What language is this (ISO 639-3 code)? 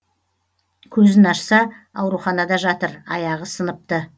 kaz